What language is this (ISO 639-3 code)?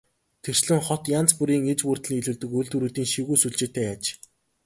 mon